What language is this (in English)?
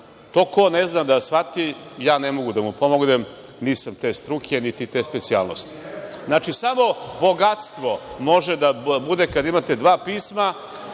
Serbian